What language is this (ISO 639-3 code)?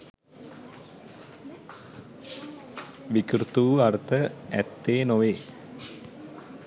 sin